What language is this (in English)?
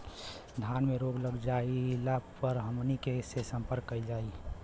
Bhojpuri